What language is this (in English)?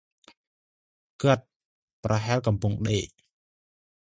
Khmer